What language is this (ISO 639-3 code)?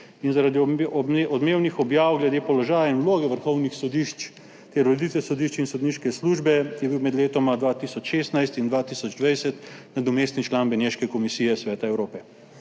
slv